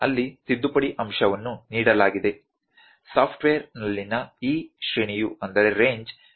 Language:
Kannada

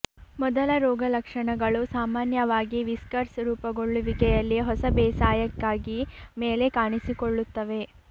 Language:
Kannada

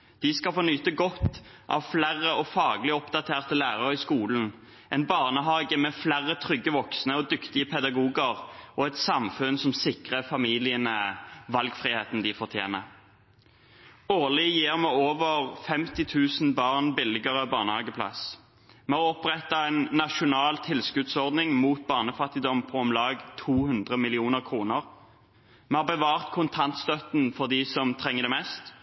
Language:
Norwegian Bokmål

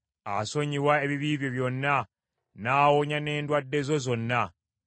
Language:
Ganda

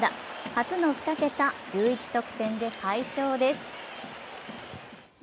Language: Japanese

